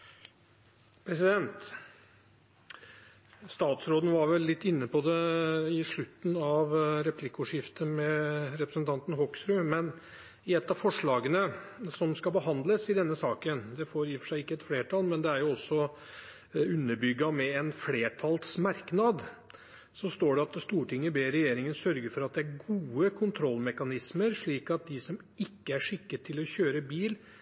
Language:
Norwegian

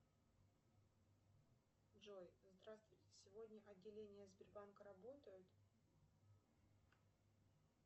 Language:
Russian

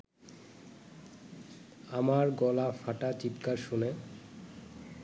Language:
Bangla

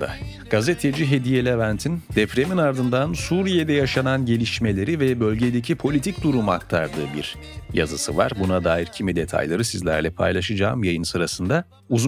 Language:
Turkish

